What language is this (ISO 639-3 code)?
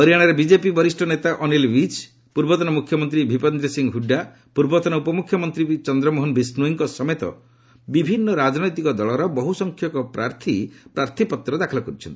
ori